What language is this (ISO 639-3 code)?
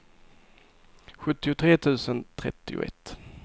swe